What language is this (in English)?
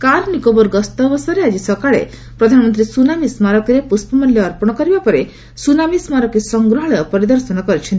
Odia